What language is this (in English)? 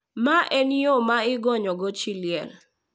Luo (Kenya and Tanzania)